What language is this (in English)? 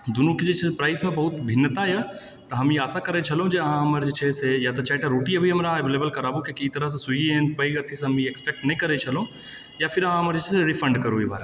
Maithili